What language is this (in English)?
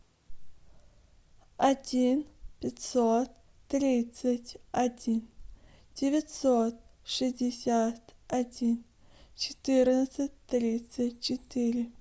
Russian